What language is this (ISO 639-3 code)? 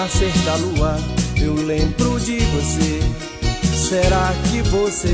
por